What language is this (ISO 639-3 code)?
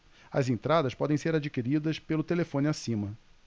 por